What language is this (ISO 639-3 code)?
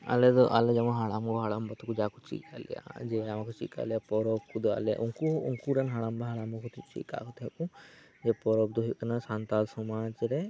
sat